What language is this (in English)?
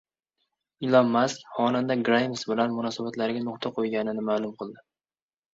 Uzbek